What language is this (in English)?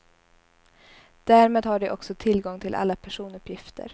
Swedish